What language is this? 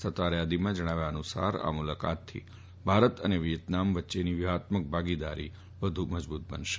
Gujarati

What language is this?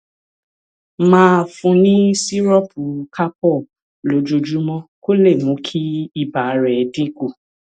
Yoruba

